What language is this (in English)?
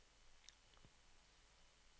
Norwegian